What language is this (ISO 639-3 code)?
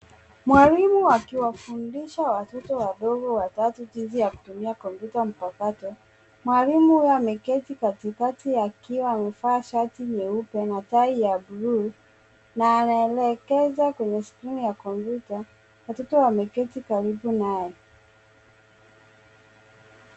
swa